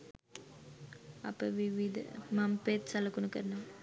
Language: Sinhala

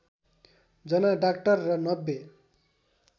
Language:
Nepali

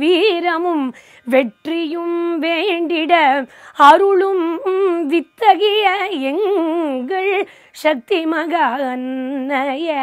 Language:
Romanian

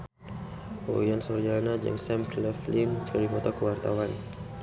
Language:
Sundanese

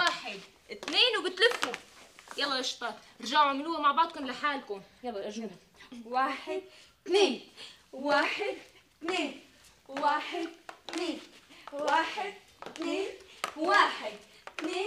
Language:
Arabic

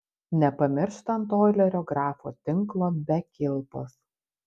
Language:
Lithuanian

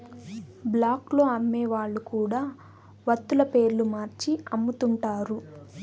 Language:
Telugu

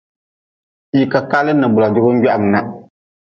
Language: Nawdm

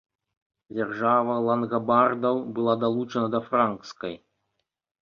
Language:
Belarusian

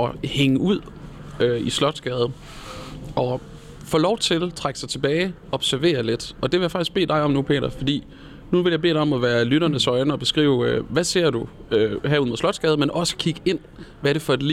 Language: Danish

